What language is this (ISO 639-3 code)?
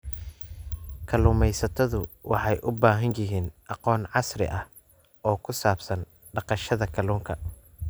som